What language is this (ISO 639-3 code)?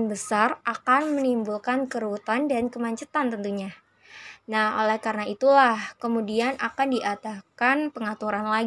ind